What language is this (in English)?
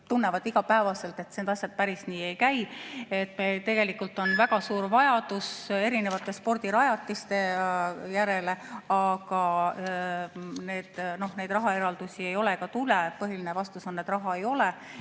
Estonian